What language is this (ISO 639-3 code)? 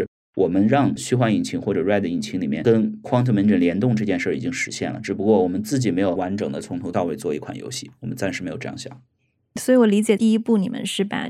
zho